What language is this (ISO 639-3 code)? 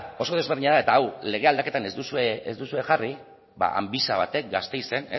eus